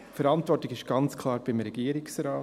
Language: Swiss German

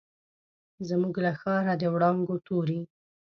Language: Pashto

